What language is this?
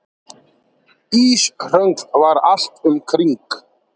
Icelandic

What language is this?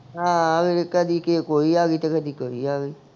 Punjabi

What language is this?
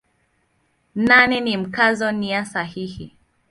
Swahili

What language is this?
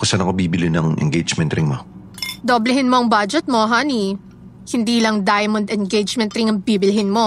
Filipino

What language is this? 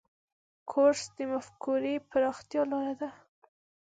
Pashto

